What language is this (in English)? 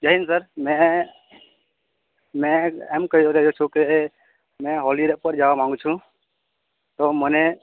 Gujarati